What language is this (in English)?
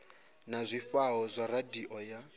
Venda